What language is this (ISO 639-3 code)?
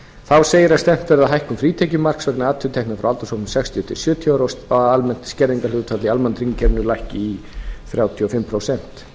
isl